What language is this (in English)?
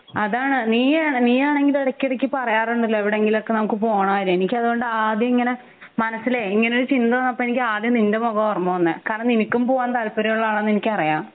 Malayalam